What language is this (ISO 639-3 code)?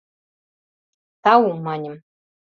chm